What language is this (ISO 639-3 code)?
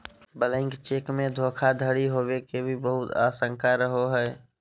mag